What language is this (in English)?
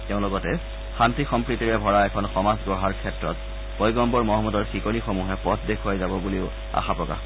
Assamese